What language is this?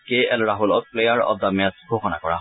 Assamese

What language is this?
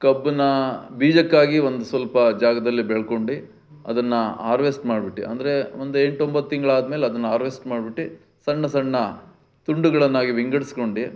Kannada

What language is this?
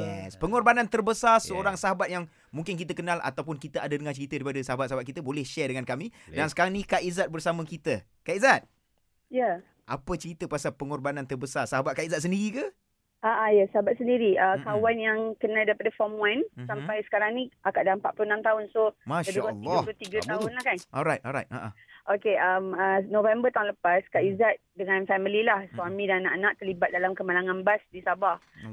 Malay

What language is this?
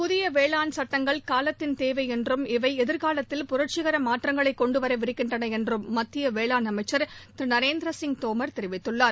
Tamil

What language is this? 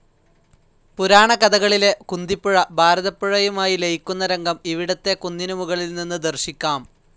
Malayalam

